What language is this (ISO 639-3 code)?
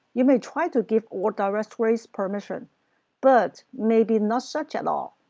eng